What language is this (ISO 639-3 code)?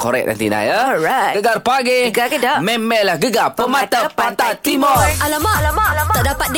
msa